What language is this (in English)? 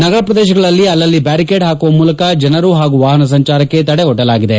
Kannada